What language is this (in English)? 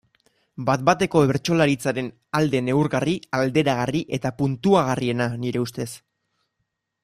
Basque